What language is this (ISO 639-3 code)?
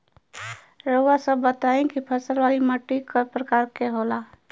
bho